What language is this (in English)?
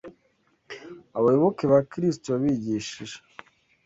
Kinyarwanda